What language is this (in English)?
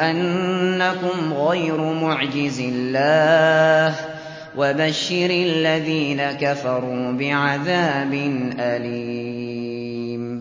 Arabic